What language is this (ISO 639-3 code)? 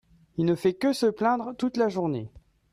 fra